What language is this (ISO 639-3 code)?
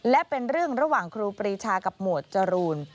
tha